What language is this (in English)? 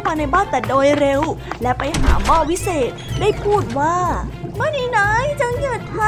Thai